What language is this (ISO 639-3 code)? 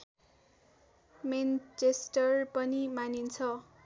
nep